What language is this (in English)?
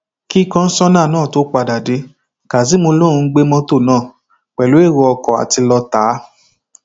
Yoruba